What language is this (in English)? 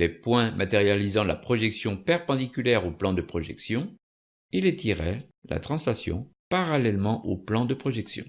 French